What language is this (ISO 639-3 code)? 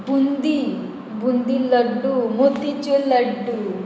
kok